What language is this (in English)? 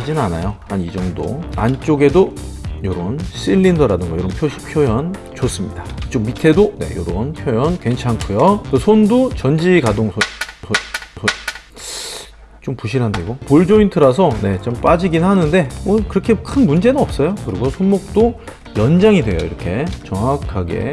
Korean